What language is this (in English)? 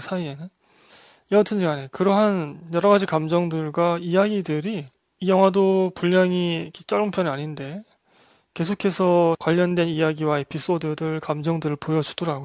Korean